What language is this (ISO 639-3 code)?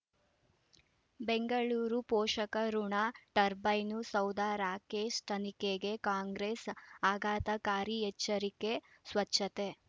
kan